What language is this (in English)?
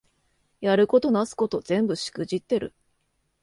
Japanese